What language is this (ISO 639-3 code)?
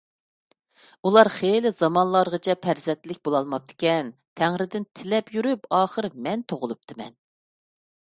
uig